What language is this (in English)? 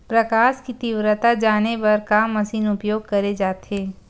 Chhattisgarhi